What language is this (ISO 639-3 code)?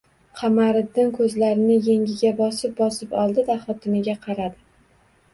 uzb